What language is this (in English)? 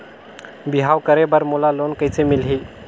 Chhattisgarhi